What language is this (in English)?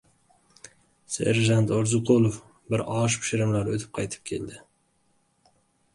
Uzbek